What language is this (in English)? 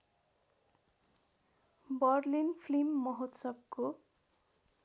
Nepali